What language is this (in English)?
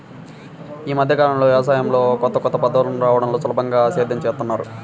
Telugu